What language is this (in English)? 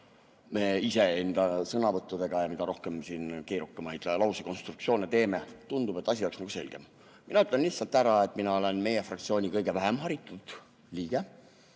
Estonian